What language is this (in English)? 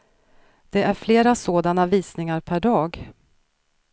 Swedish